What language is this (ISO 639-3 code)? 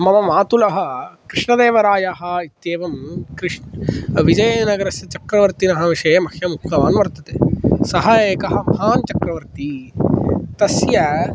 san